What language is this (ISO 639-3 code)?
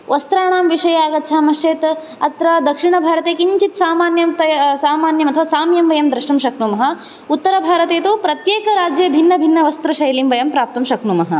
san